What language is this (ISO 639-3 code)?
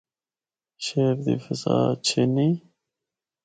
hno